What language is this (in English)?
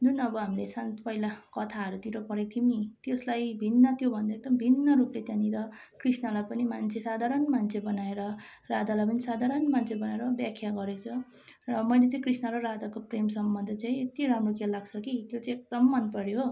Nepali